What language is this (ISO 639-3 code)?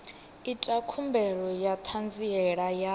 ven